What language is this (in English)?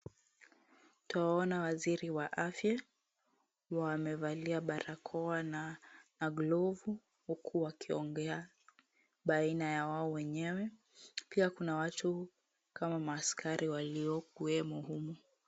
Swahili